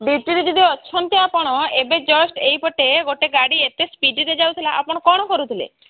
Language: Odia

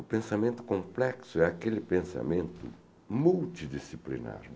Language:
Portuguese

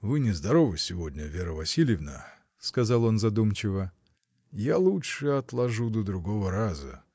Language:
Russian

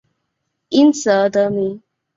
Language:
Chinese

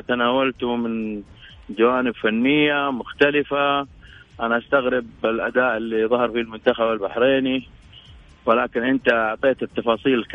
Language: Arabic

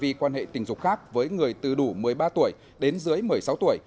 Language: Vietnamese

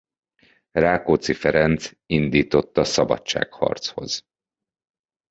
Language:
Hungarian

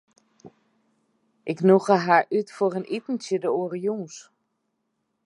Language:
Western Frisian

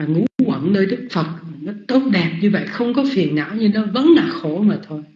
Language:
Vietnamese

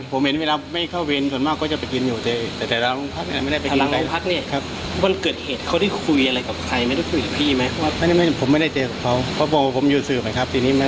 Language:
Thai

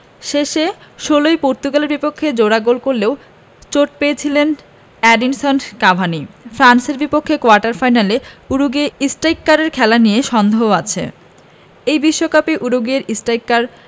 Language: Bangla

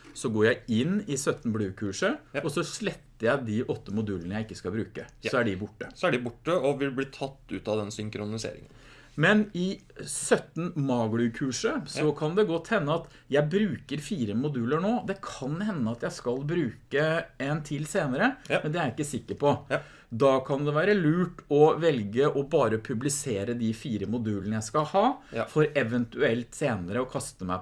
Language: Norwegian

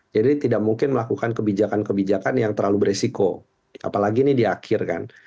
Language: Indonesian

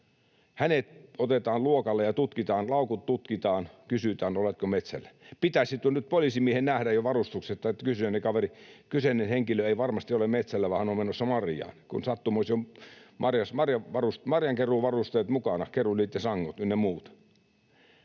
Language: Finnish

